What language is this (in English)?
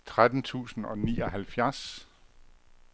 Danish